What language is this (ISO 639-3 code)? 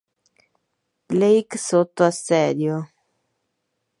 ita